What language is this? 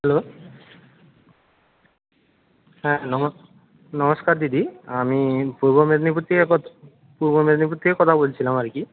Bangla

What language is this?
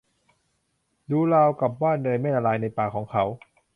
Thai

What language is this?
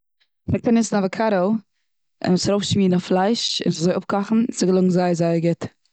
Yiddish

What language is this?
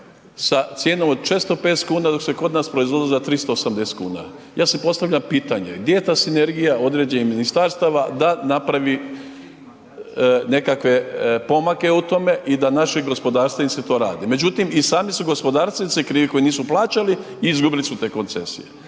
Croatian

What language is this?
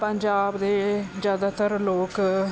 Punjabi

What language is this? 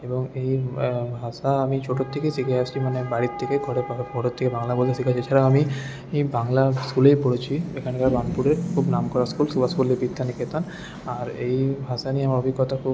Bangla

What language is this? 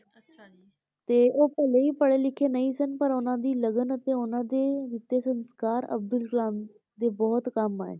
Punjabi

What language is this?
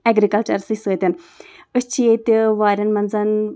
Kashmiri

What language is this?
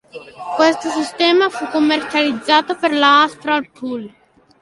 Italian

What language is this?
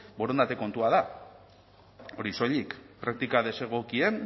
Basque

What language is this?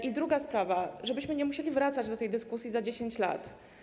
Polish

